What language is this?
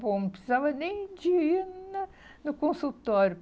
Portuguese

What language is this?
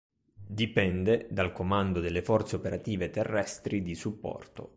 Italian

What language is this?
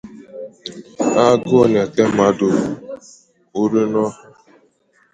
Igbo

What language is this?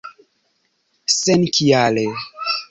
Esperanto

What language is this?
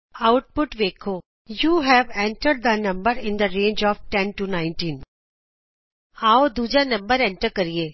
Punjabi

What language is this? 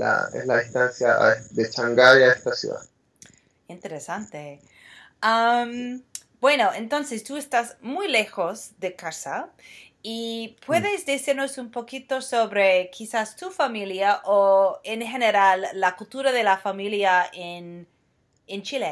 Spanish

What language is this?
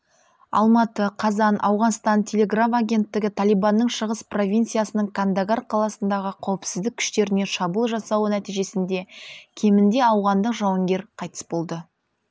Kazakh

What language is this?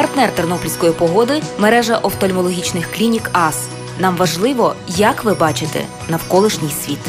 Ukrainian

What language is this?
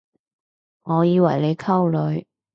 Cantonese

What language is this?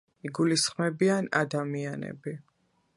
Georgian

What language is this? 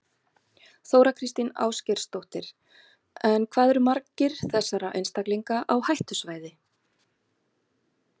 Icelandic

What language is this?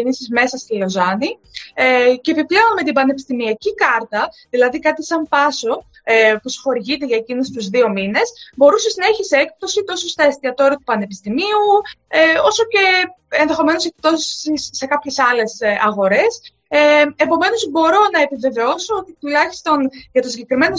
Greek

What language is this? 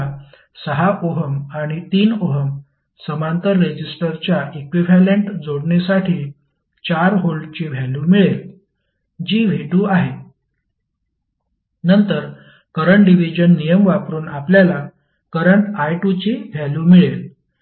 Marathi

